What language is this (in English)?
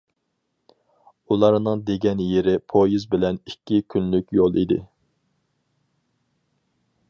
Uyghur